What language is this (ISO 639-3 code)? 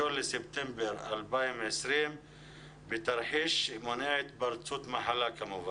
heb